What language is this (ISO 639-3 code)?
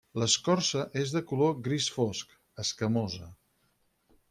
cat